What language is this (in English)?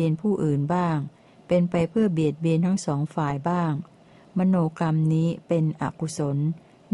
Thai